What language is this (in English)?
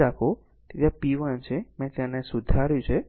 Gujarati